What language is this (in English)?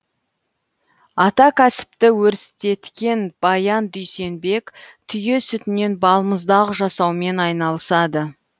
Kazakh